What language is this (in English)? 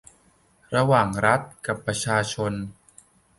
Thai